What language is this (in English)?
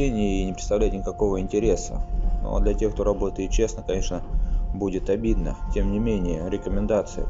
Russian